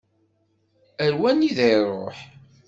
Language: Kabyle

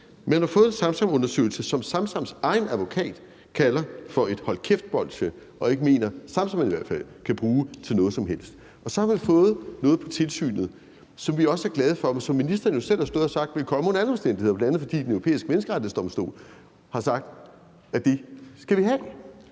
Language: Danish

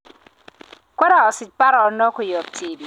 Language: Kalenjin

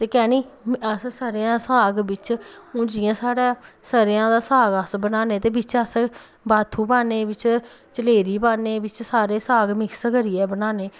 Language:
Dogri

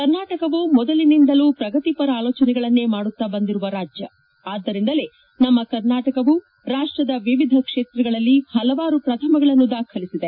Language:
Kannada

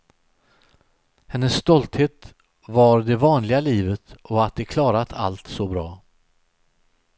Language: Swedish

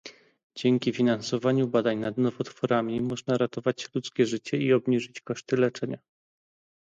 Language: Polish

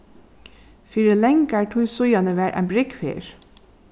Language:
Faroese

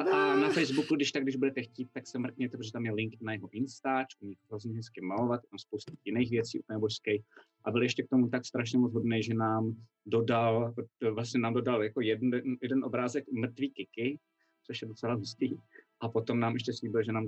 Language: Czech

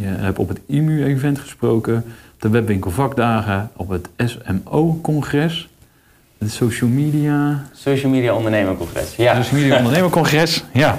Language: Dutch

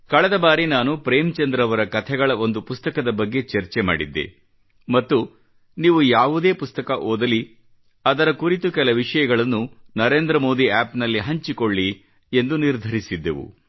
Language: Kannada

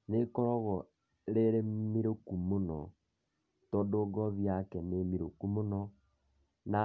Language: Kikuyu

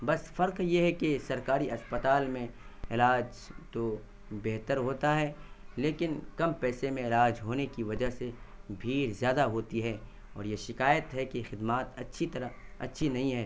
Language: Urdu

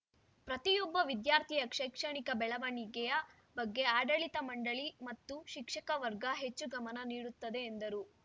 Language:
Kannada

